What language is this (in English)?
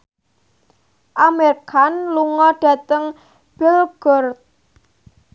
Javanese